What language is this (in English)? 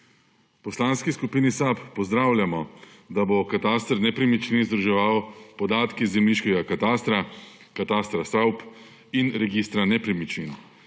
Slovenian